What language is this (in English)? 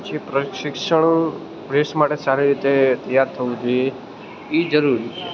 Gujarati